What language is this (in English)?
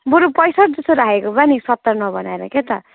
Nepali